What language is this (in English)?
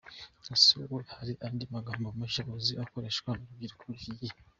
Kinyarwanda